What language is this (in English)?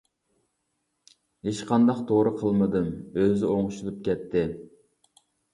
Uyghur